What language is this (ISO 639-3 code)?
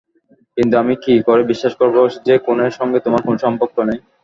ben